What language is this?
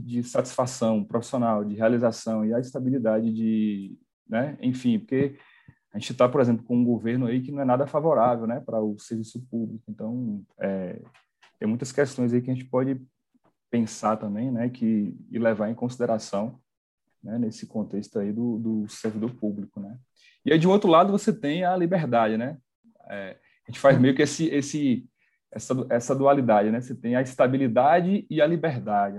Portuguese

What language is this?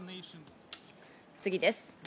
Japanese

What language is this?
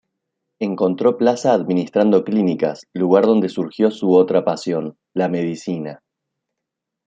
Spanish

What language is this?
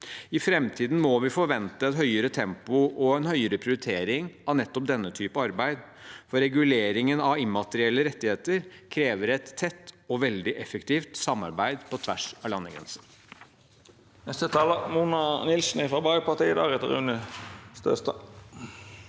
Norwegian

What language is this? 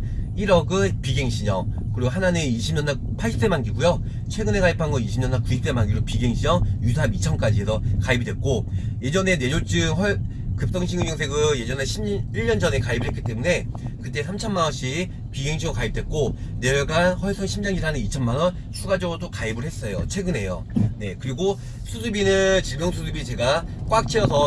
Korean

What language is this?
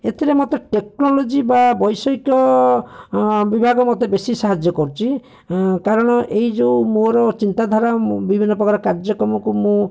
Odia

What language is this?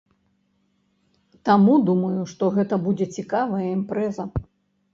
Belarusian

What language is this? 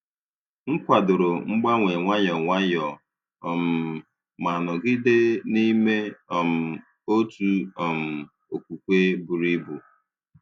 Igbo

